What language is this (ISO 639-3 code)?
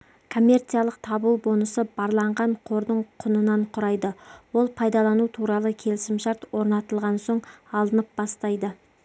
kaz